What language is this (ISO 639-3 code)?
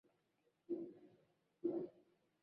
swa